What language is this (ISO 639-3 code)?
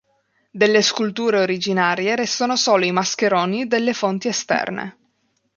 ita